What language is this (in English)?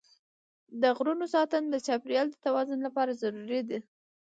Pashto